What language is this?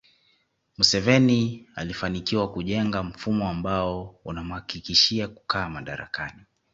Swahili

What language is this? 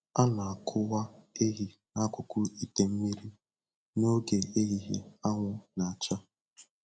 Igbo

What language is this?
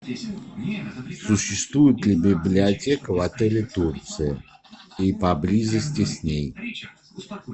Russian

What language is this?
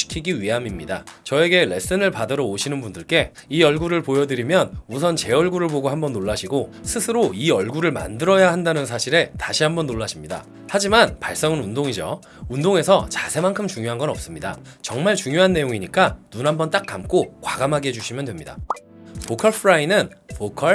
Korean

